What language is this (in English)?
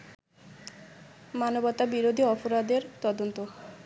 Bangla